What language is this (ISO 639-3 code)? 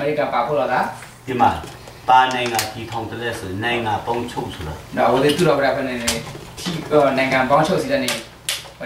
tha